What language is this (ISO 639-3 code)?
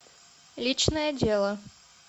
rus